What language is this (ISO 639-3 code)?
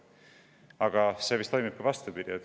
est